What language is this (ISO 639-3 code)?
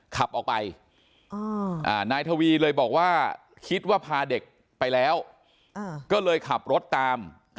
tha